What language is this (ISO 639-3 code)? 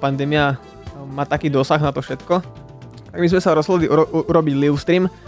slk